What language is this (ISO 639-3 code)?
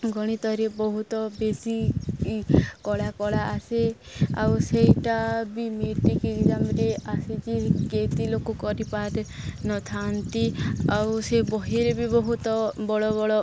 ori